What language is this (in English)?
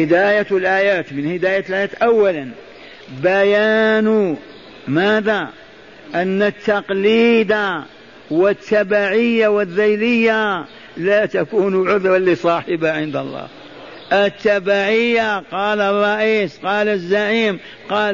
Arabic